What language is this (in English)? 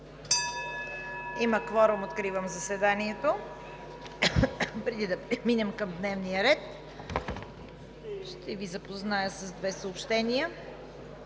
Bulgarian